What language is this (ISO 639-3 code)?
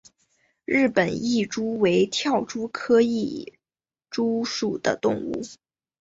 zho